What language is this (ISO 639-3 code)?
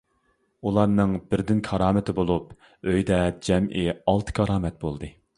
uig